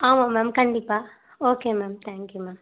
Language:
Tamil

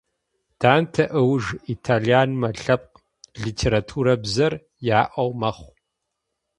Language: Adyghe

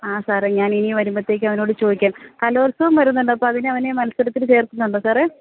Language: Malayalam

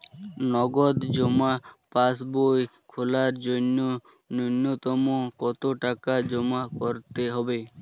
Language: Bangla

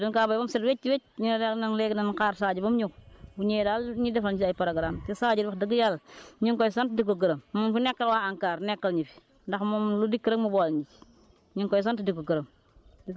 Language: Wolof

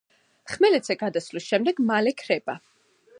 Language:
Georgian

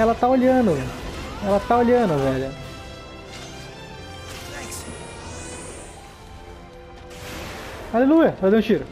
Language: Portuguese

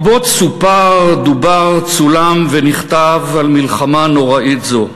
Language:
Hebrew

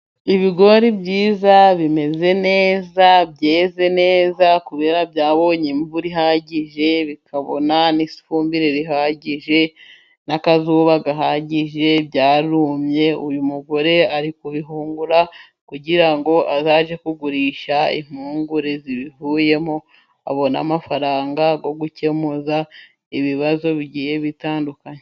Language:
Kinyarwanda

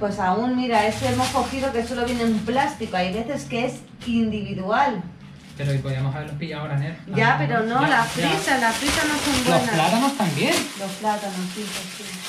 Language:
Spanish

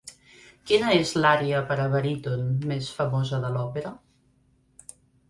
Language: Catalan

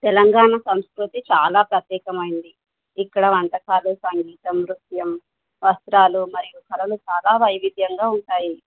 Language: Telugu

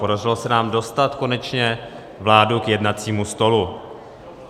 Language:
Czech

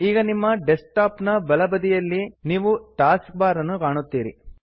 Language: Kannada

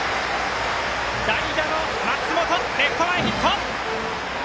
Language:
Japanese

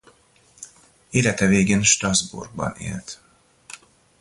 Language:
Hungarian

